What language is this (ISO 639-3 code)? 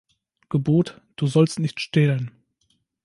deu